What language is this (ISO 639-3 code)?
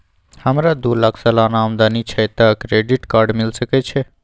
mai